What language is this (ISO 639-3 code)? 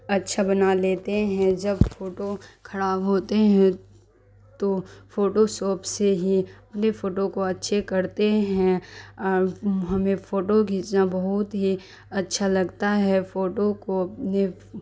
urd